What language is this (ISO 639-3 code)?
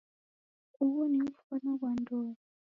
dav